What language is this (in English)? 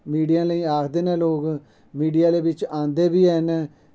Dogri